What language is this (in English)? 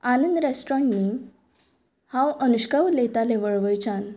Konkani